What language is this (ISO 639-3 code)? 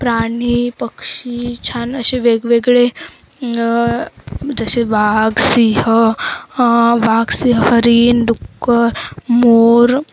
mar